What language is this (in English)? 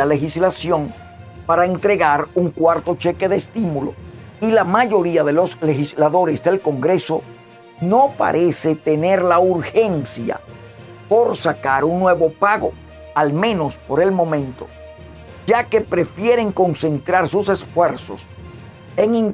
Spanish